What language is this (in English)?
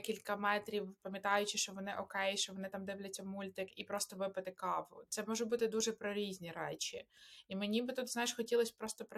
Ukrainian